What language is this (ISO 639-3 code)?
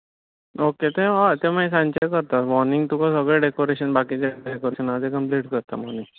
kok